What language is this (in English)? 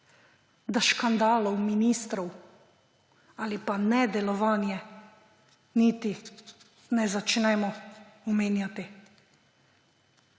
Slovenian